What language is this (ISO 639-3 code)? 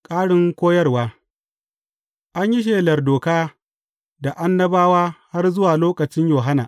hau